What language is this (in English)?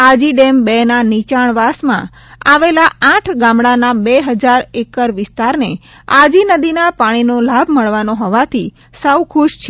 Gujarati